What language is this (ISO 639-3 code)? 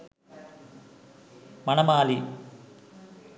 sin